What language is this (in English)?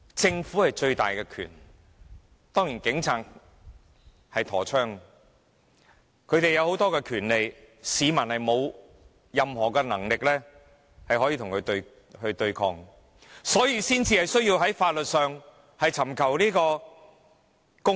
Cantonese